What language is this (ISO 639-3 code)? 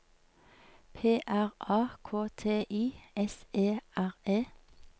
nor